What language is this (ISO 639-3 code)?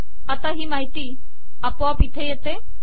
mar